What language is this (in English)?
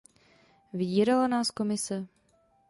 Czech